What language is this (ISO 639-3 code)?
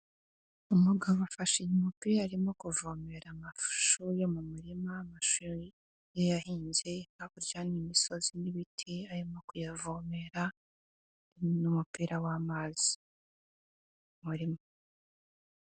kin